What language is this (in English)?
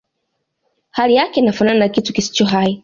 Swahili